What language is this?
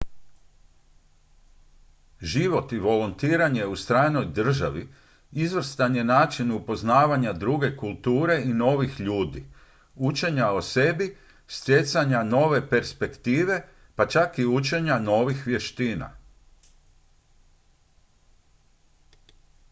Croatian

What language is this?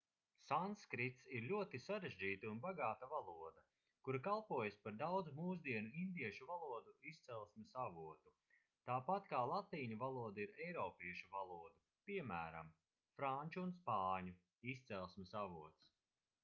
Latvian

